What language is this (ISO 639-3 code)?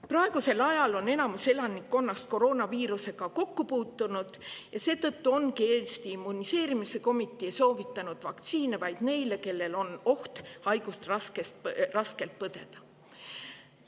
est